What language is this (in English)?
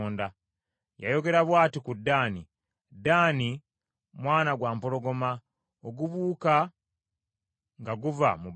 Ganda